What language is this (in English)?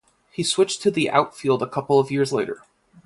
English